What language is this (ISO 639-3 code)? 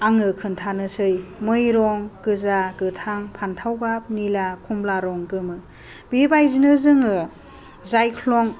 brx